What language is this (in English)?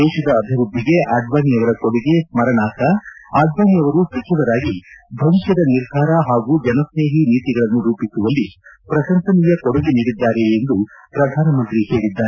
Kannada